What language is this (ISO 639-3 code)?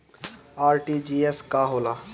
bho